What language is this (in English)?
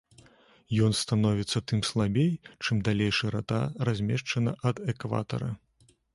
Belarusian